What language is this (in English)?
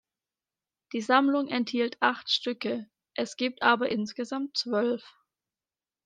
German